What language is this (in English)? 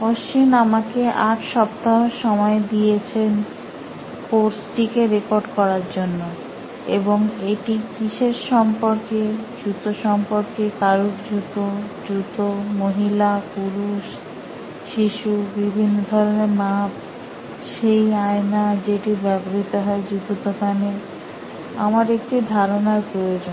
Bangla